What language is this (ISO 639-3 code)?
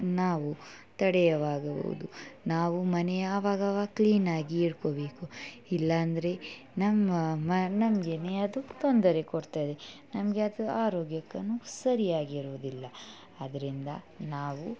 kan